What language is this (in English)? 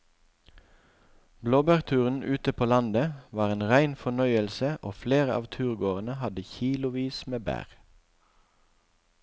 Norwegian